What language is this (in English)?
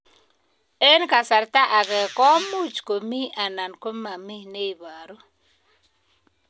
Kalenjin